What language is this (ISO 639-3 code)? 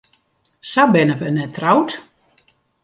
fry